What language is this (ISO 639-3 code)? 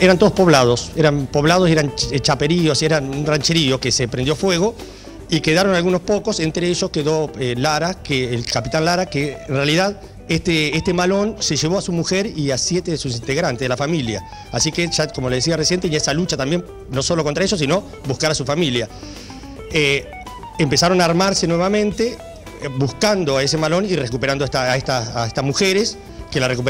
spa